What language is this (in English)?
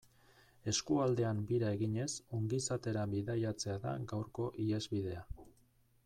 Basque